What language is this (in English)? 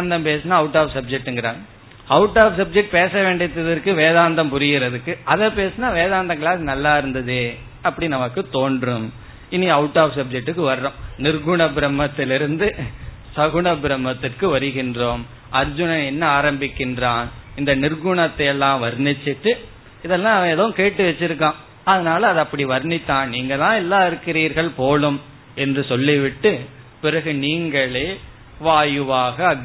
Tamil